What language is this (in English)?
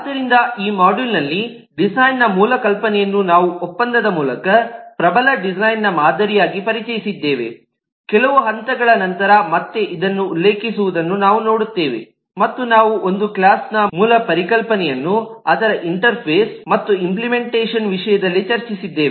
Kannada